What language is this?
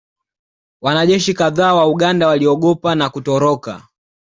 Swahili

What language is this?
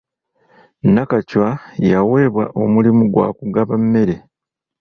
Ganda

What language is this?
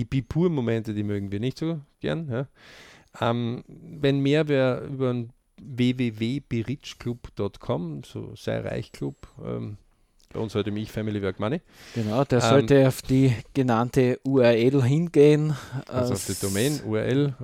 German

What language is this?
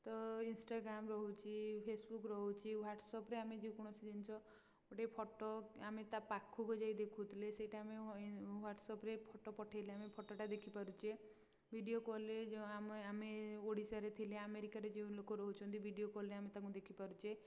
Odia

